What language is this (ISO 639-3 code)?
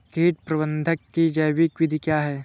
hin